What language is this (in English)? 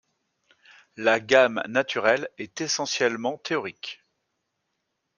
French